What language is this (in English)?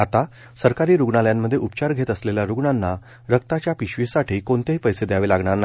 Marathi